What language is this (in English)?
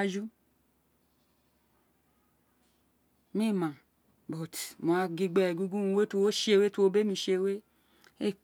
Isekiri